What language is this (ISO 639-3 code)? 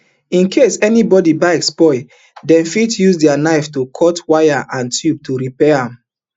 pcm